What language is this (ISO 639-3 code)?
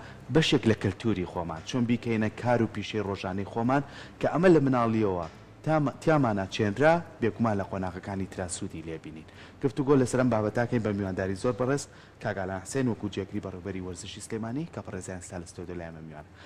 ara